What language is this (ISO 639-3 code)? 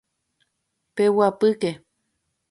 grn